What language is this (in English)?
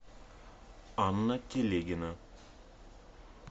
Russian